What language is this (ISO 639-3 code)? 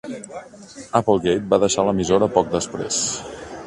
cat